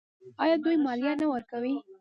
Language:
Pashto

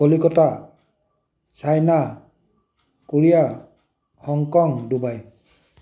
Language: Assamese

